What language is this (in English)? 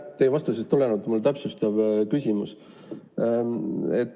Estonian